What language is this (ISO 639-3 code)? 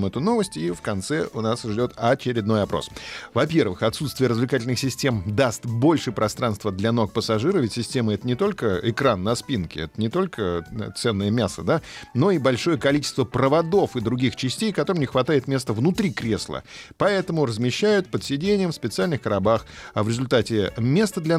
rus